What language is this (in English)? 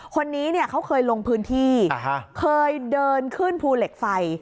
Thai